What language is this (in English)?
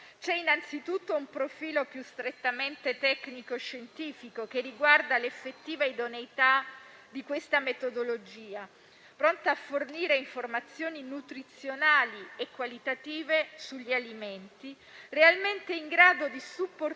Italian